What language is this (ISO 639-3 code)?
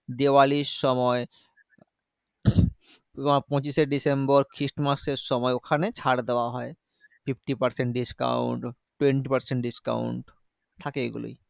ben